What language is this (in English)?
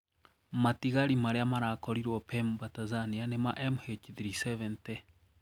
Kikuyu